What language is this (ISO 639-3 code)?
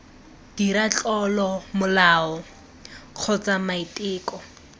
tsn